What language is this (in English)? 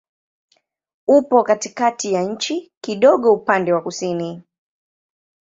Swahili